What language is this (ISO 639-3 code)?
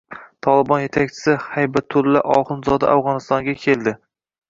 uzb